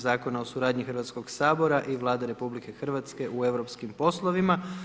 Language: Croatian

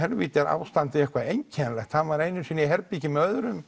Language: Icelandic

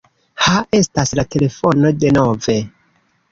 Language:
Esperanto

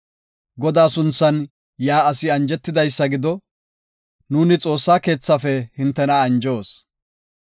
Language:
Gofa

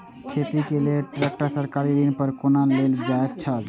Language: Maithili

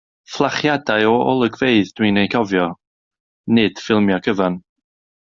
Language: Welsh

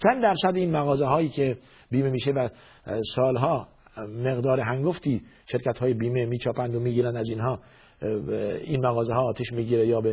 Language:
Persian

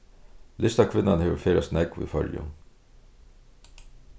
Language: Faroese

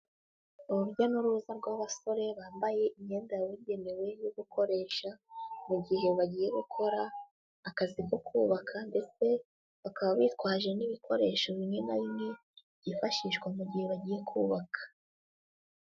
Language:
Kinyarwanda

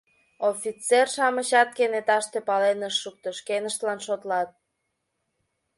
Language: Mari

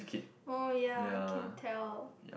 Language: English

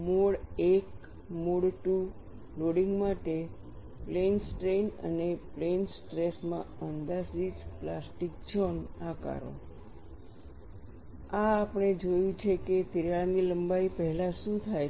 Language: Gujarati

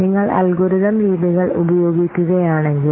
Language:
Malayalam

